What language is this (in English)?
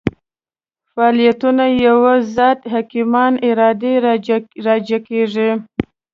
Pashto